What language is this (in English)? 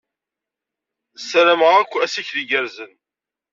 Kabyle